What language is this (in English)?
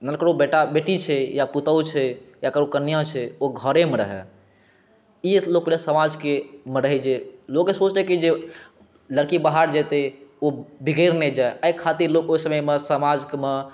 Maithili